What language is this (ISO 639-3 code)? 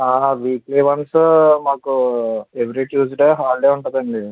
tel